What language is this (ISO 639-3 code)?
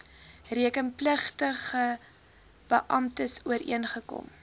afr